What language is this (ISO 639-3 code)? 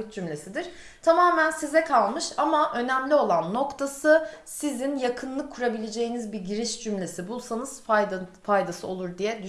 tur